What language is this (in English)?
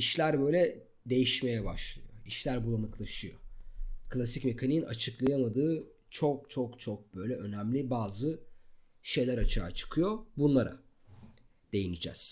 Turkish